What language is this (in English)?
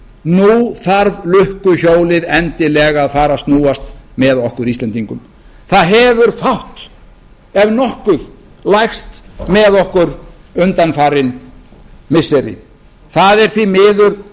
Icelandic